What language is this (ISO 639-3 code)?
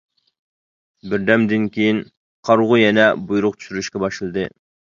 uig